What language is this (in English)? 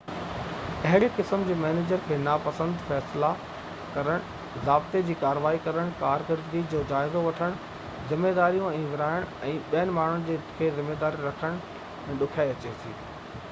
Sindhi